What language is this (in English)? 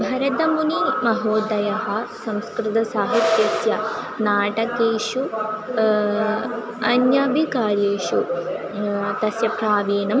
Sanskrit